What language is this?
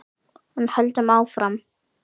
Icelandic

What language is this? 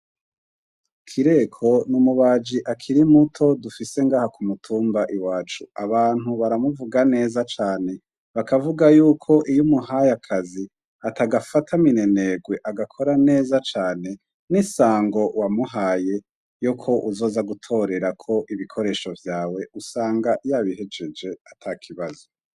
Rundi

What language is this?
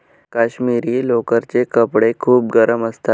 Marathi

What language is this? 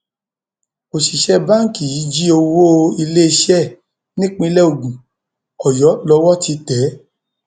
Yoruba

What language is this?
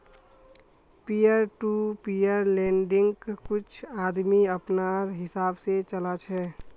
Magahi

